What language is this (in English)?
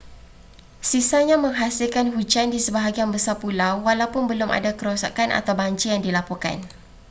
Malay